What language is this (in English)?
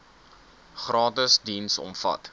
Afrikaans